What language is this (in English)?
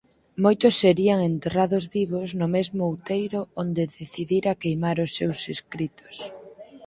Galician